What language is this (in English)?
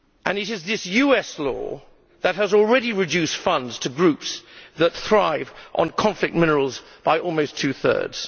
English